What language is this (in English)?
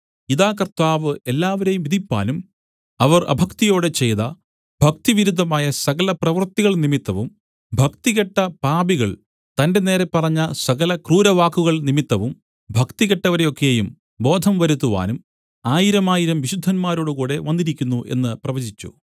Malayalam